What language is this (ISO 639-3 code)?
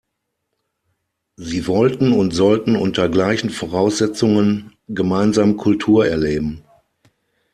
deu